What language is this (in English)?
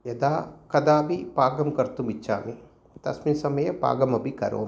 Sanskrit